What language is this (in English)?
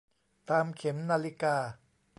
Thai